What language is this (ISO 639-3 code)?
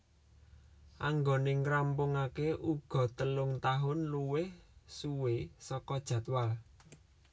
jav